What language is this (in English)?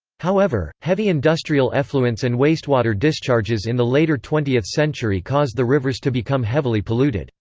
English